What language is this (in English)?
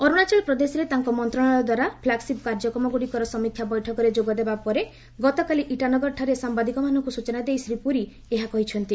Odia